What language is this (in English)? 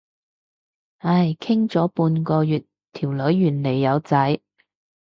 Cantonese